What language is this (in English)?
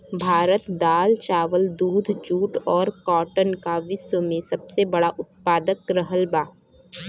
Bhojpuri